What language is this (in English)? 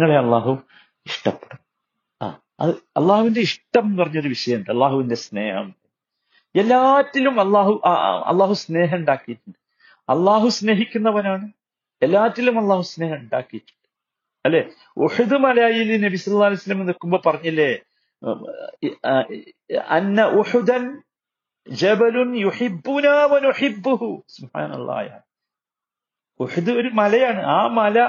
Malayalam